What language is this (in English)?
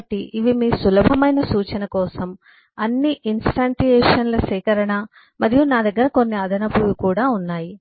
Telugu